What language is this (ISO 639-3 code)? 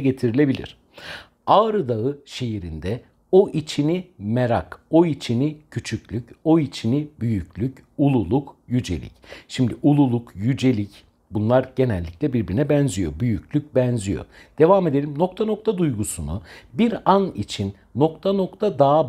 tur